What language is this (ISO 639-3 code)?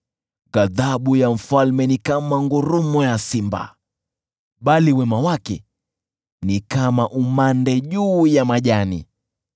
swa